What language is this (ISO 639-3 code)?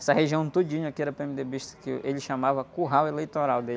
por